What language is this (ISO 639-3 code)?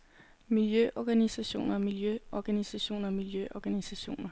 dan